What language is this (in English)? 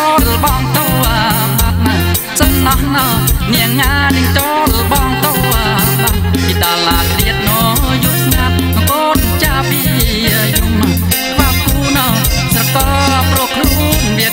Thai